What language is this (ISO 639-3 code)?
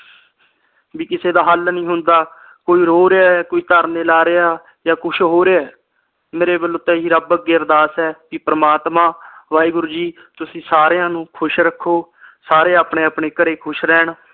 pan